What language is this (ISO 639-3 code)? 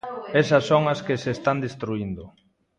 glg